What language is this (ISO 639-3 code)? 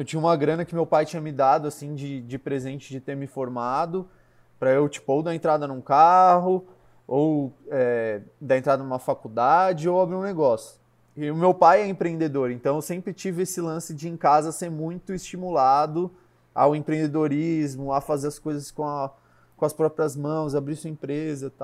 por